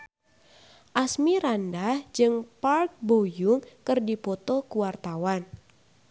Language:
Sundanese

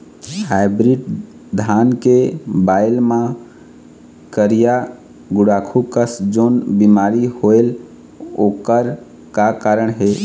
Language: Chhattisgarhi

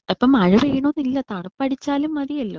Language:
Malayalam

